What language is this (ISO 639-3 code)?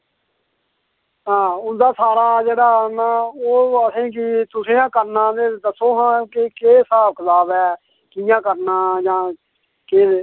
doi